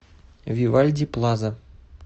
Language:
Russian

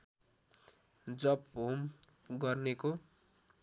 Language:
Nepali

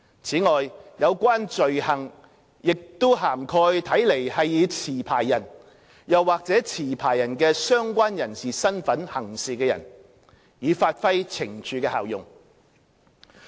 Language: Cantonese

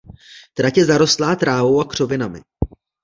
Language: Czech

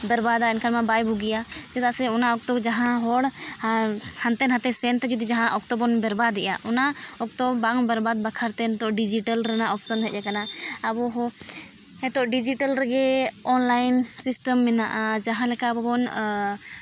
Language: Santali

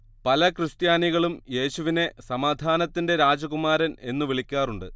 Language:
Malayalam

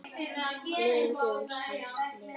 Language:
Icelandic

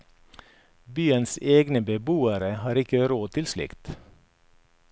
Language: Norwegian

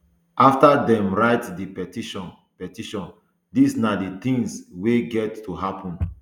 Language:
Nigerian Pidgin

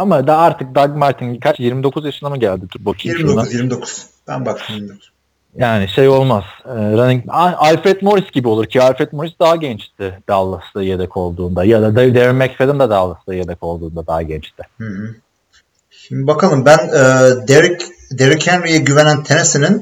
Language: Turkish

